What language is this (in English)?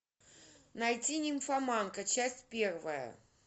Russian